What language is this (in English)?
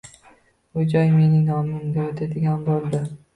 Uzbek